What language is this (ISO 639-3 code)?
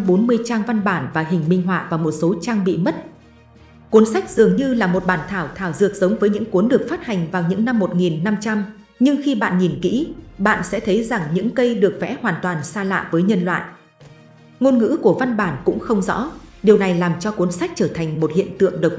vie